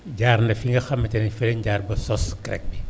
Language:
Wolof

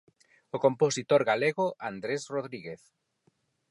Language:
Galician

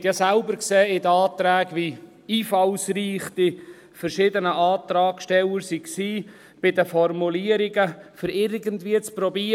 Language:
Swiss German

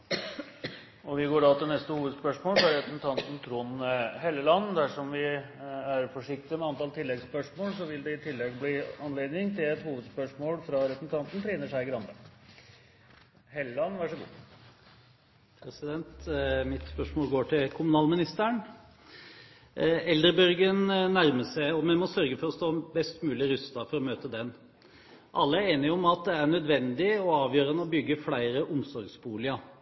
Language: Norwegian Bokmål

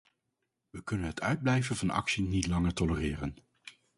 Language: Dutch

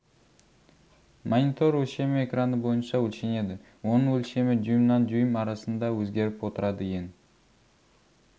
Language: Kazakh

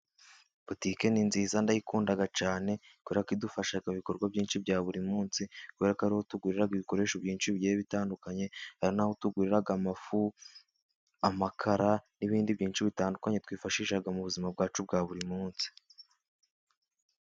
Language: Kinyarwanda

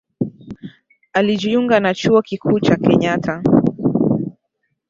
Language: Swahili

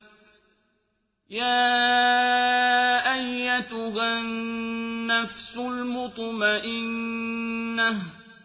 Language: Arabic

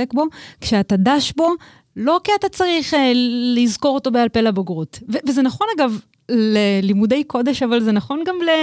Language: Hebrew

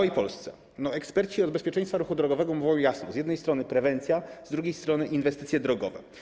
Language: Polish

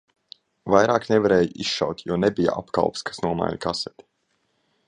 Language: Latvian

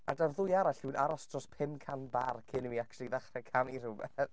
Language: Welsh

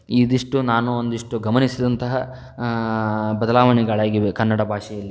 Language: Kannada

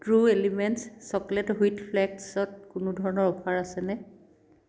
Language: Assamese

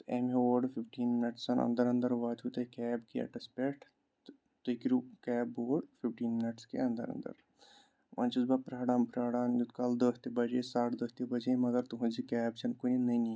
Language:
Kashmiri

